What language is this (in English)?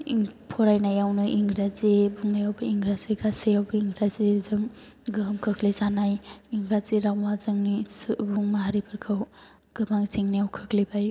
Bodo